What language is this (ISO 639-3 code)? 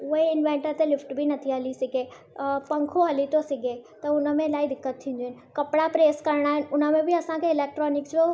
snd